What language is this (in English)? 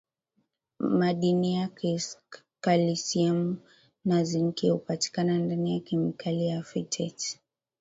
Swahili